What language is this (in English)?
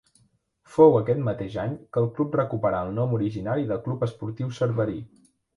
Catalan